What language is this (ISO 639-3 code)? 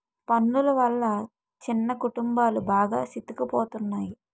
tel